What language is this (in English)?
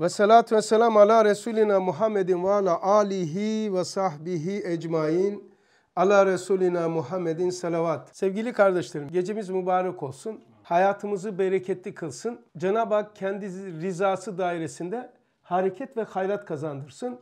Turkish